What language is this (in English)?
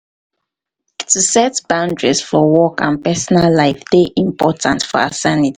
Nigerian Pidgin